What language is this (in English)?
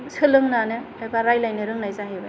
Bodo